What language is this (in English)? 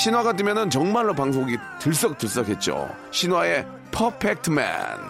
Korean